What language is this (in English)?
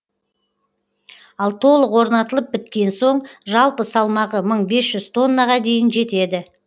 Kazakh